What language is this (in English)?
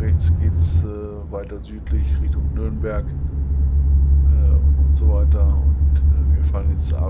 German